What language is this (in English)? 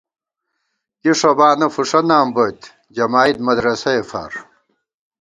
Gawar-Bati